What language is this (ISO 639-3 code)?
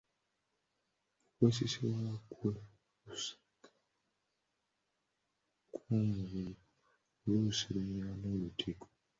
lug